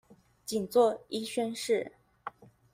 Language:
Chinese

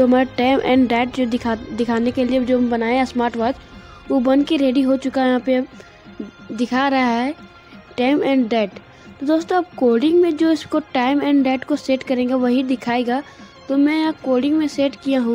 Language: Hindi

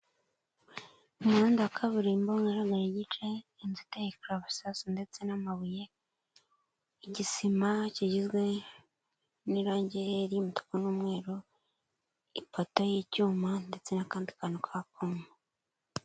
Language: Kinyarwanda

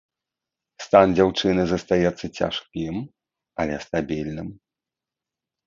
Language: Belarusian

